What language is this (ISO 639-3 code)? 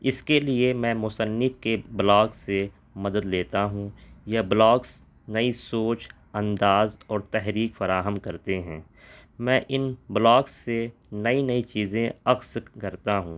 urd